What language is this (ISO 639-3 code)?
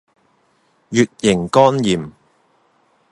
yue